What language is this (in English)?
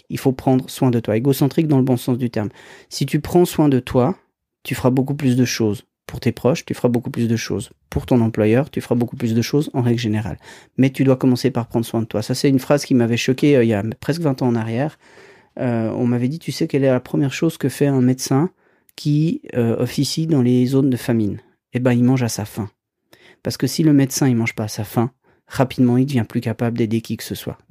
French